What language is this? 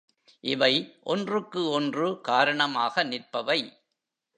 Tamil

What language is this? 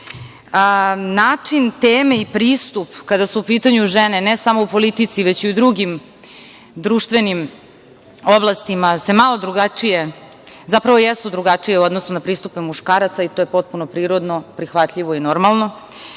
Serbian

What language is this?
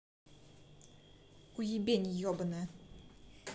Russian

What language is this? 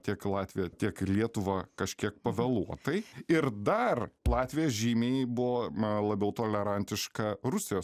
Lithuanian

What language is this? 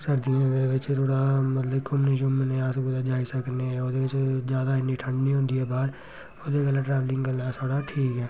Dogri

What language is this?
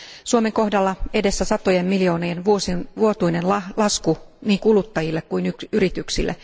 Finnish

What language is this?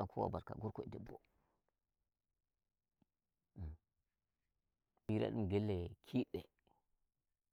Nigerian Fulfulde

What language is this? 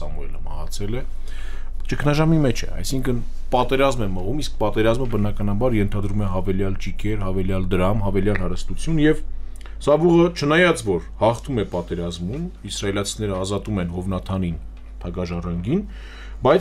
Romanian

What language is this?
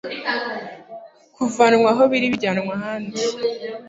Kinyarwanda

